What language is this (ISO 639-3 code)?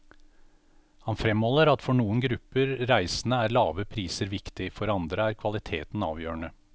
nor